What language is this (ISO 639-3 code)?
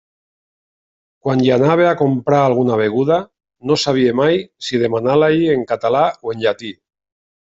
cat